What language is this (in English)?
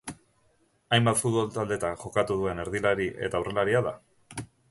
Basque